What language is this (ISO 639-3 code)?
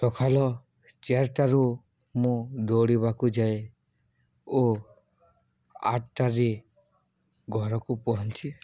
ori